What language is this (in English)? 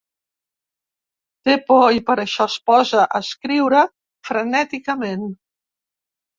Catalan